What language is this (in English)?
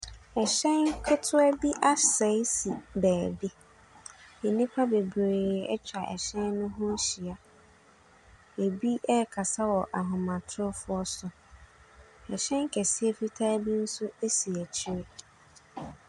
Akan